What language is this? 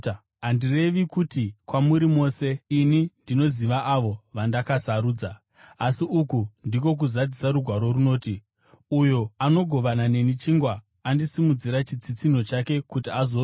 Shona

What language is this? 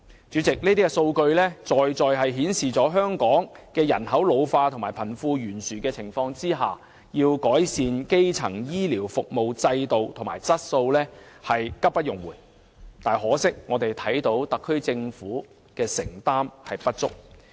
Cantonese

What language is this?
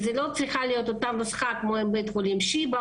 Hebrew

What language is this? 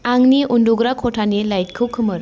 Bodo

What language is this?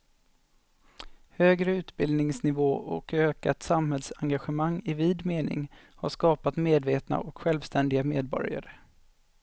Swedish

